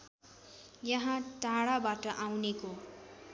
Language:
Nepali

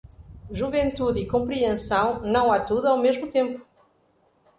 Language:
Portuguese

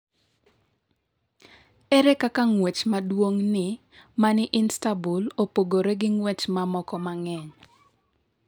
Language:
Luo (Kenya and Tanzania)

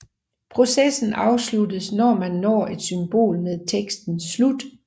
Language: Danish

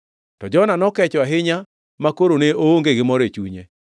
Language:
Luo (Kenya and Tanzania)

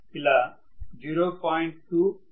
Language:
Telugu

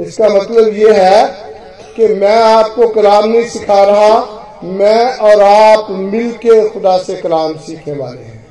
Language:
Hindi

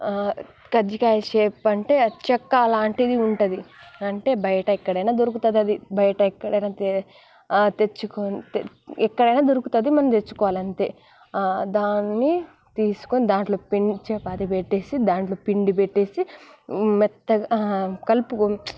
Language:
Telugu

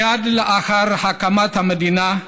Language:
Hebrew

